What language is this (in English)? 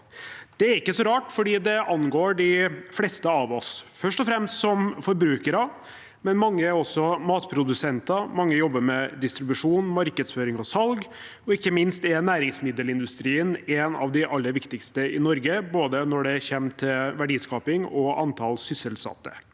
Norwegian